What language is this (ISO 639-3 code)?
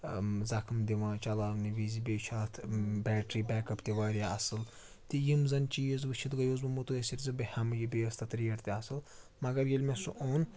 kas